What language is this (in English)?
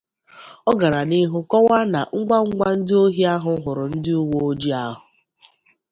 Igbo